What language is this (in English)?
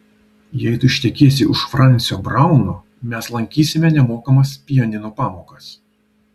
Lithuanian